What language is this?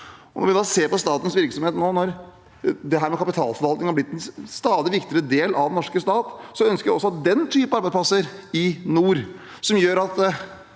Norwegian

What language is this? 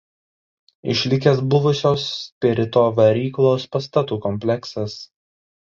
Lithuanian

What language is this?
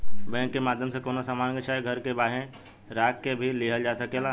Bhojpuri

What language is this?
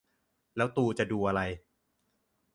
Thai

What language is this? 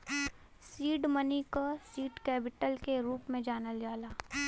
Bhojpuri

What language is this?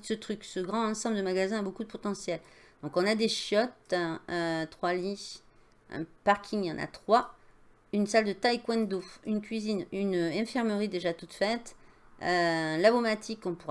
French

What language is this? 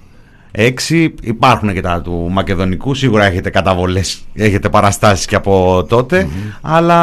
Greek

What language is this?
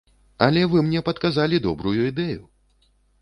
Belarusian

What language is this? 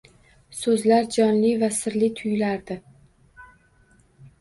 Uzbek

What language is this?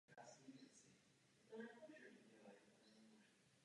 Czech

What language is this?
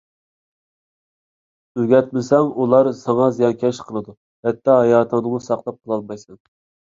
Uyghur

